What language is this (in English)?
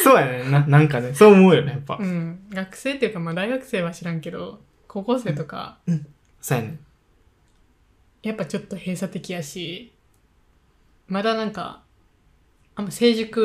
Japanese